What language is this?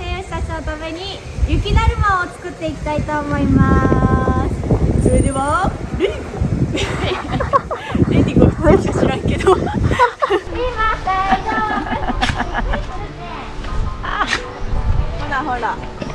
Japanese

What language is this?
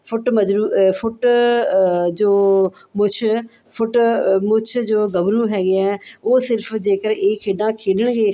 Punjabi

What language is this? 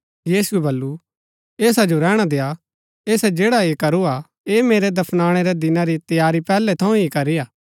Gaddi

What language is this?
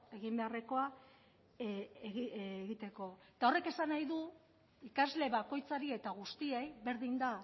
Basque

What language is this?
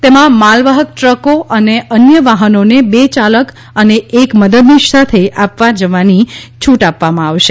Gujarati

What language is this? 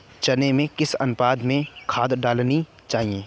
Hindi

